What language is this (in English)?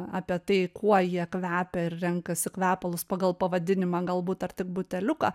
Lithuanian